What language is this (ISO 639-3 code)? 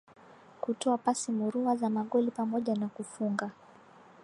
swa